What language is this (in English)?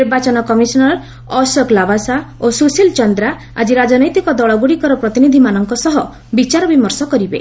Odia